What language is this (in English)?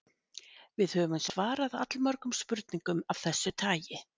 Icelandic